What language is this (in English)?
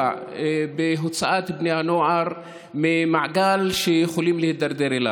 Hebrew